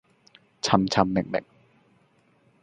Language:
Cantonese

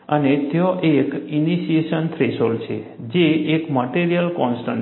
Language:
Gujarati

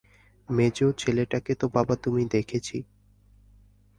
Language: Bangla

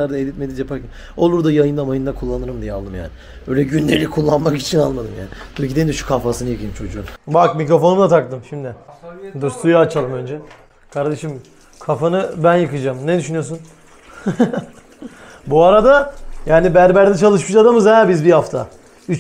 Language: Turkish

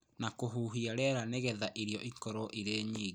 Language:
Kikuyu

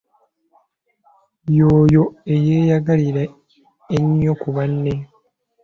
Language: Ganda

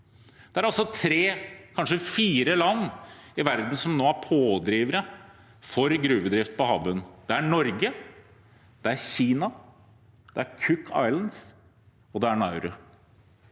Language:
Norwegian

